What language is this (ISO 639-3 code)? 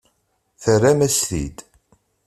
kab